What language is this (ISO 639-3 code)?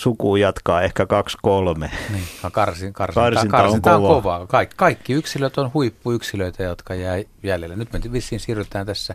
fin